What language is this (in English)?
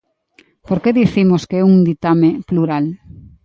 Galician